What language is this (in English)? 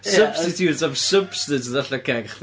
Welsh